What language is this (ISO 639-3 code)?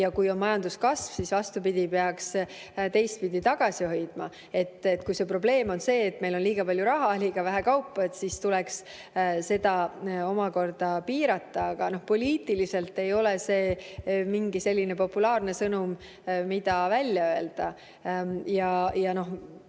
est